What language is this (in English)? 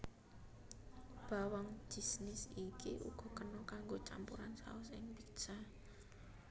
Javanese